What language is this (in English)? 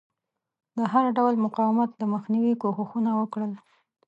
Pashto